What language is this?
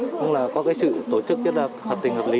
Vietnamese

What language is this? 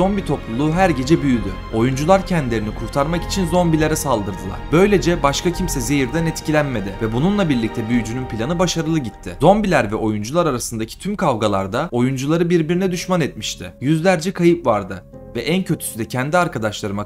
Turkish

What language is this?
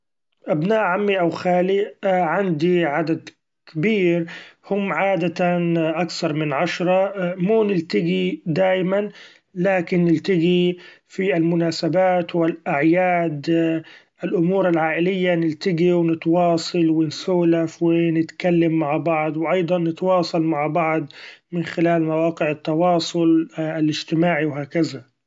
Gulf Arabic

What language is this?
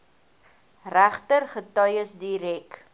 Afrikaans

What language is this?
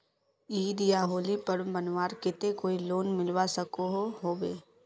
Magahi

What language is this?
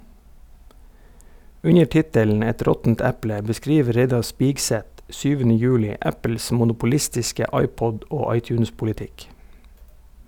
Norwegian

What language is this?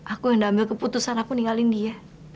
Indonesian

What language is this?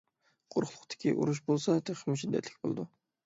Uyghur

